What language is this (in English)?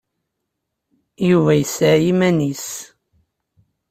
Kabyle